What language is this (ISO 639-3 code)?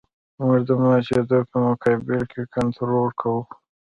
pus